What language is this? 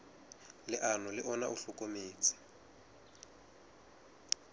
Southern Sotho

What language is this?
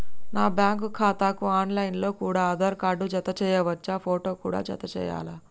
Telugu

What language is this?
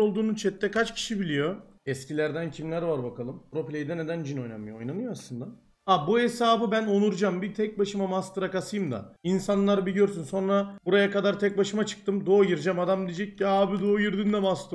Turkish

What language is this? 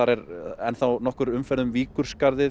Icelandic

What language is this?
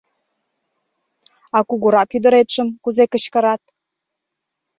Mari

